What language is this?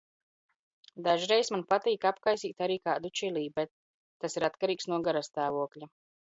Latvian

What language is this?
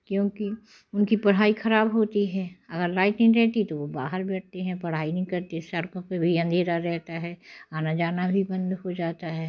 Hindi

